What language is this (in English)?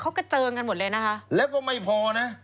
Thai